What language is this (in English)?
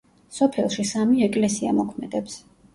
Georgian